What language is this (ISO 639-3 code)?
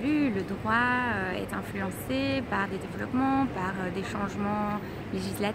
fra